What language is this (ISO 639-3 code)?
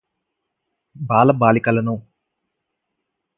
tel